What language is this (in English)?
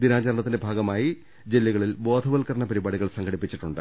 Malayalam